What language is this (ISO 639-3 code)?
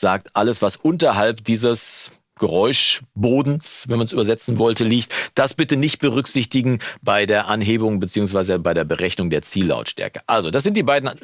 deu